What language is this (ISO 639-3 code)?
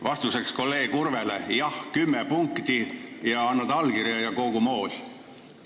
est